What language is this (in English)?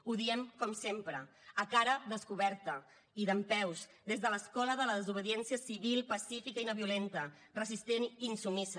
Catalan